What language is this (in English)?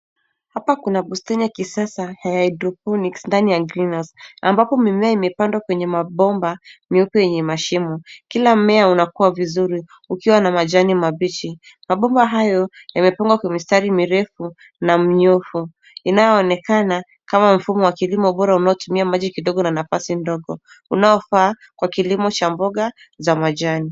Swahili